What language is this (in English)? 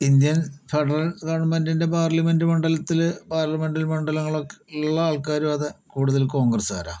Malayalam